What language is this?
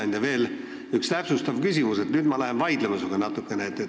Estonian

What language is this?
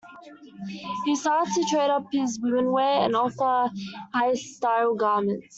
English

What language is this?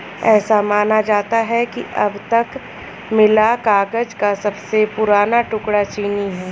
Hindi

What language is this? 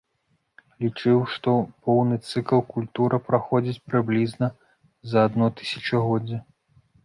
Belarusian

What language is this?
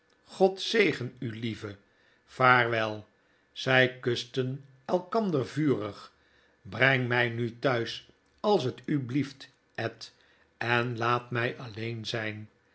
Dutch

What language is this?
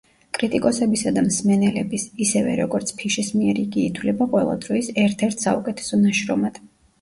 Georgian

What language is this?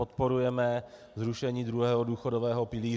Czech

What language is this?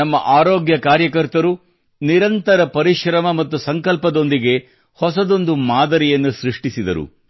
Kannada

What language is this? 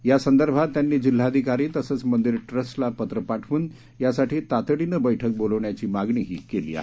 Marathi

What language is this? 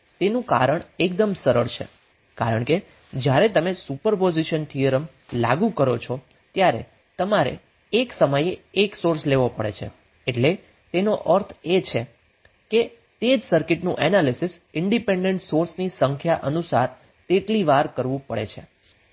Gujarati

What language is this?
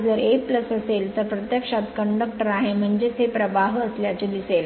Marathi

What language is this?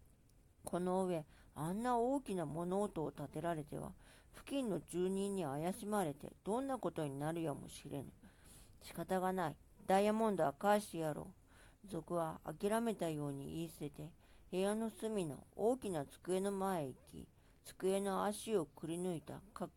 Japanese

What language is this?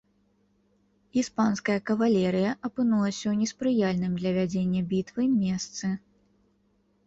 Belarusian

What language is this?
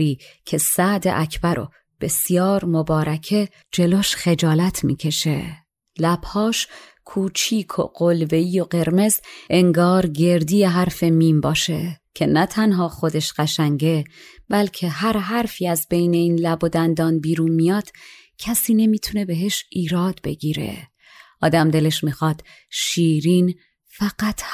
Persian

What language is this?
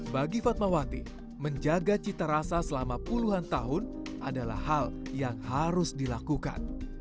Indonesian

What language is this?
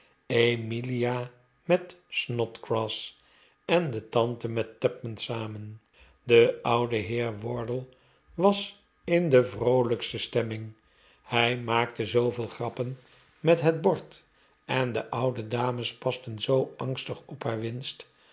Dutch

